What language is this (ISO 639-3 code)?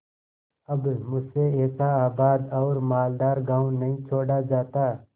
hin